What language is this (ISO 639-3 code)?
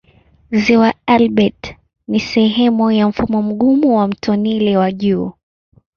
swa